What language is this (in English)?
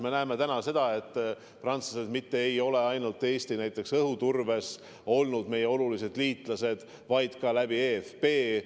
Estonian